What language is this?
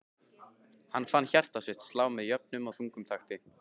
Icelandic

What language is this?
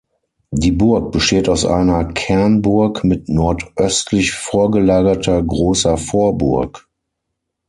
German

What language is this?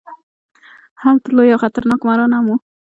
Pashto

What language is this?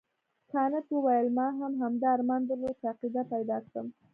Pashto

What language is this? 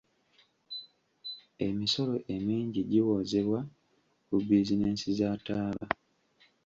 Ganda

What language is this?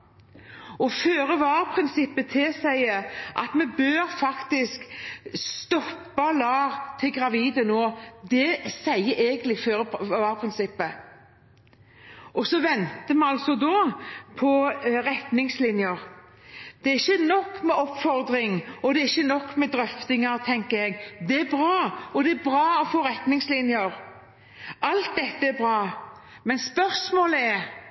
Norwegian Bokmål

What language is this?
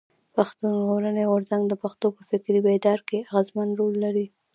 Pashto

